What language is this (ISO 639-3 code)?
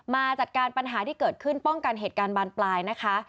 tha